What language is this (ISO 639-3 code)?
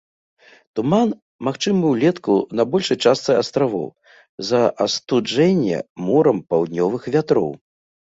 bel